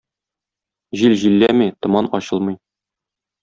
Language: Tatar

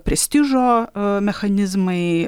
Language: Lithuanian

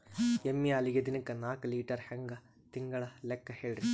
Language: Kannada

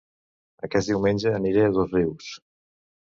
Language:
Catalan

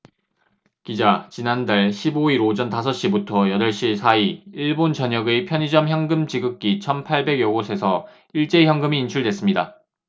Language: Korean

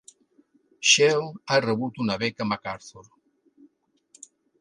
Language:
Catalan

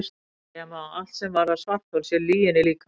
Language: Icelandic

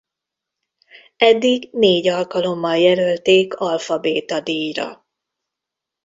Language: Hungarian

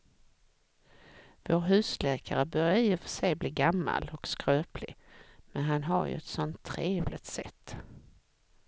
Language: Swedish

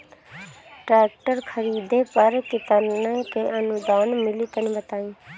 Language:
Bhojpuri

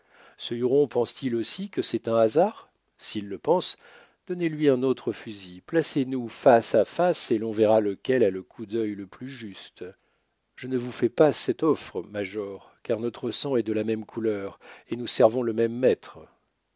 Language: French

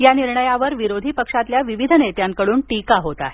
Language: Marathi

